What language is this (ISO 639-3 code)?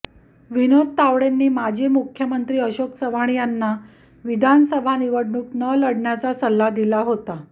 mar